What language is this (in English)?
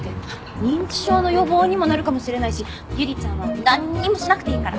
Japanese